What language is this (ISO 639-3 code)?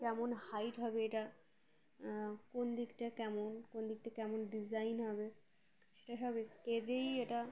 ben